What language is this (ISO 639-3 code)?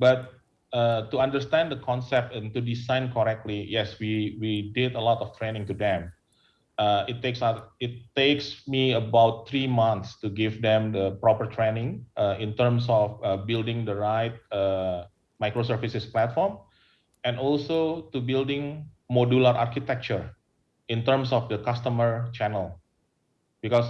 eng